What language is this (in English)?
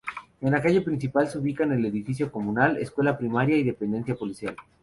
Spanish